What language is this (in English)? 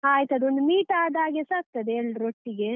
Kannada